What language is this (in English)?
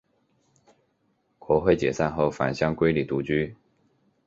Chinese